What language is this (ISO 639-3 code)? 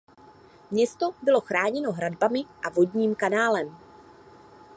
ces